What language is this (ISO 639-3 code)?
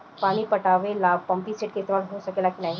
bho